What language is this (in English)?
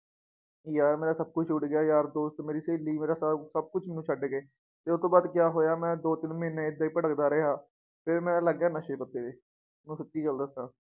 Punjabi